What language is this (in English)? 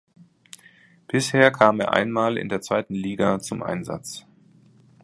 German